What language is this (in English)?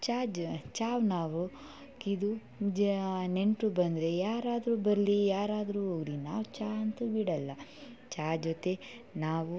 Kannada